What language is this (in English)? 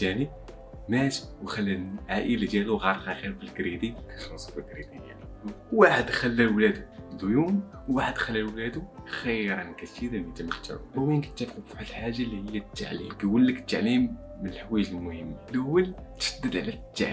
Arabic